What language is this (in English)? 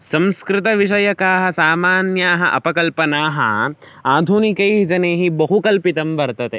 Sanskrit